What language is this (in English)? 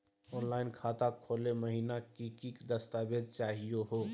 Magahi